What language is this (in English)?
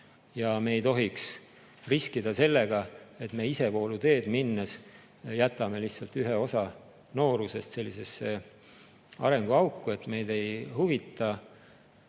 Estonian